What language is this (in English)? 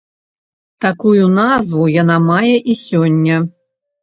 Belarusian